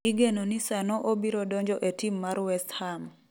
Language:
Luo (Kenya and Tanzania)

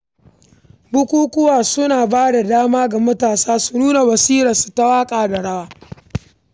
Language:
Hausa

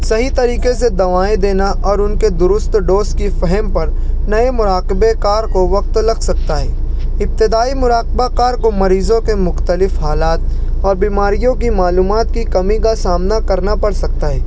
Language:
Urdu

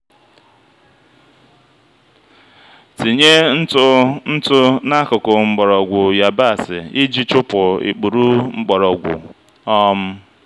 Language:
Igbo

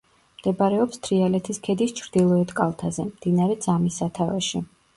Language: Georgian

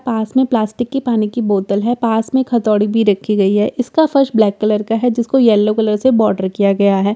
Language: Hindi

